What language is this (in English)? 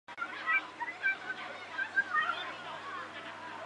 Chinese